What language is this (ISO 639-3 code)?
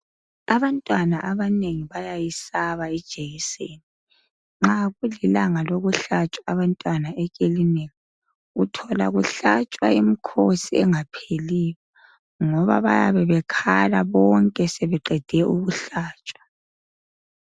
nde